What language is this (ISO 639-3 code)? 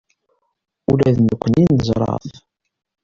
kab